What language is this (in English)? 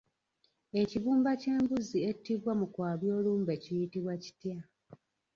Ganda